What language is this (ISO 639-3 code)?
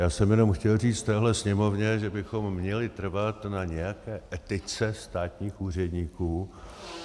ces